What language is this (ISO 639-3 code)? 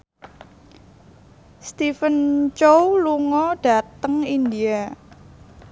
jav